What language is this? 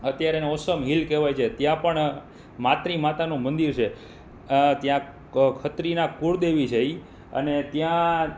Gujarati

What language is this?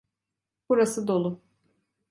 Turkish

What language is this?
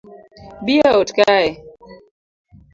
Luo (Kenya and Tanzania)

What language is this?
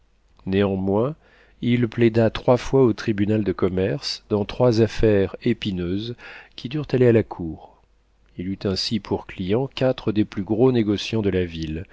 French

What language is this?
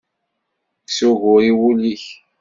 Kabyle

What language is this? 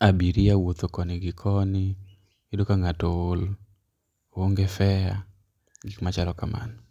Luo (Kenya and Tanzania)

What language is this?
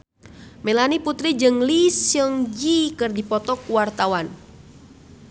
Sundanese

